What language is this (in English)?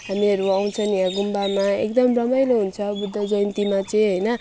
Nepali